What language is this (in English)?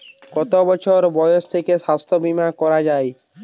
Bangla